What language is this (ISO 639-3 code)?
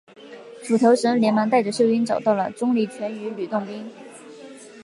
zho